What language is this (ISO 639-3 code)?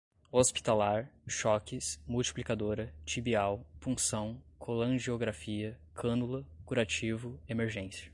por